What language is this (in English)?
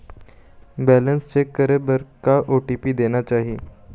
Chhattisgarhi